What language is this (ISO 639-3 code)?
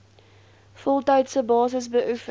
afr